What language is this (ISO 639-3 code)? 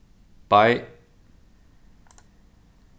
fao